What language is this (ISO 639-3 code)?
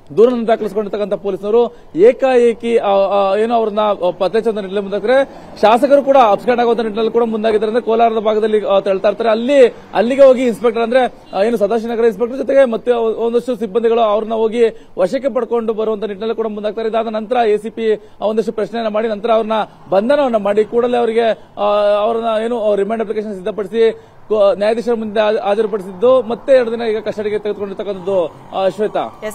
kan